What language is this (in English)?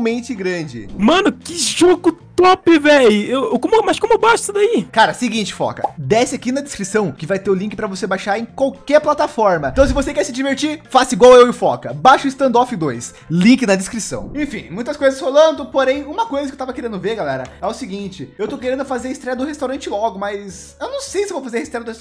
Portuguese